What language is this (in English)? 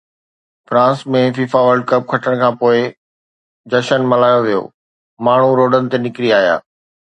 Sindhi